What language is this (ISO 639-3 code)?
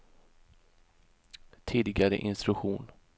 swe